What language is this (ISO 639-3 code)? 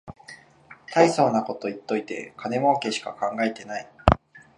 jpn